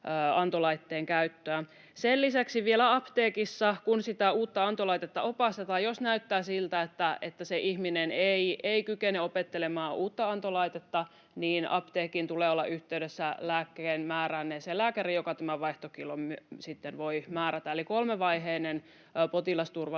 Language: Finnish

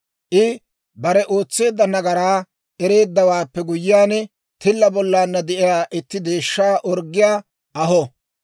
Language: Dawro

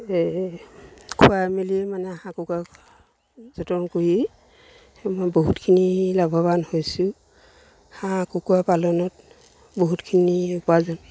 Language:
Assamese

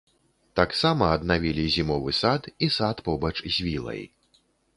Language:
Belarusian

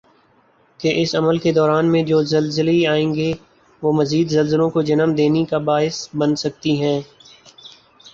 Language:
Urdu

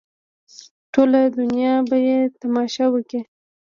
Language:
Pashto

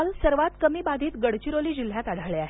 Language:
Marathi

